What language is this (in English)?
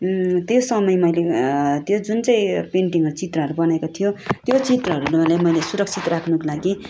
Nepali